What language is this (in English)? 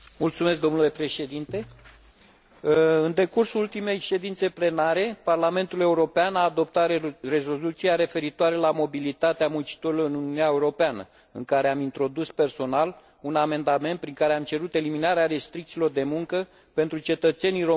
Romanian